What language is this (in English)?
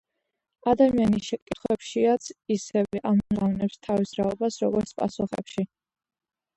Georgian